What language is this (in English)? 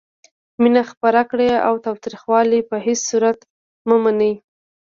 Pashto